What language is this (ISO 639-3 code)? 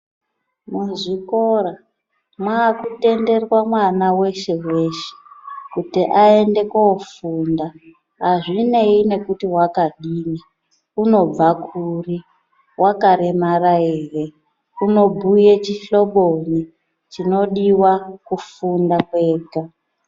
ndc